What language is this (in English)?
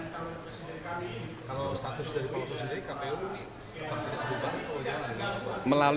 Indonesian